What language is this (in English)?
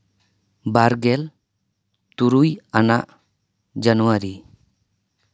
Santali